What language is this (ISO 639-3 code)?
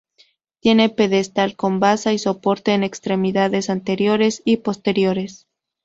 spa